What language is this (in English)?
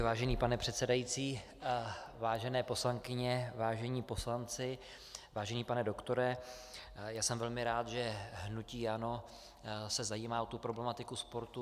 Czech